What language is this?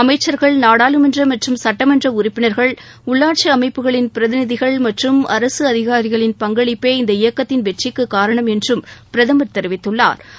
Tamil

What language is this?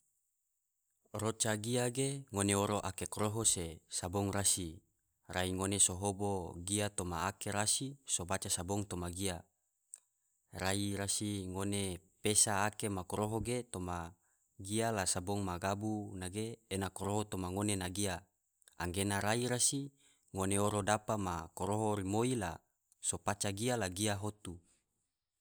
Tidore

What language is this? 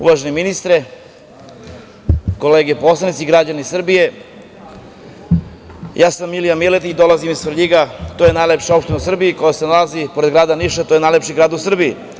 Serbian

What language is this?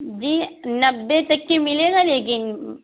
Urdu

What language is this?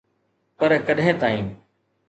Sindhi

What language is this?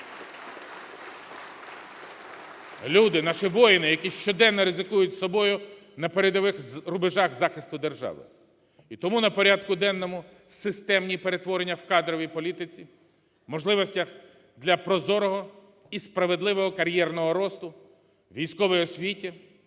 Ukrainian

